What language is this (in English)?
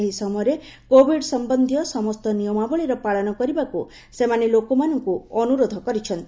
Odia